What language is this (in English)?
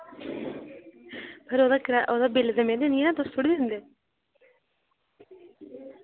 Dogri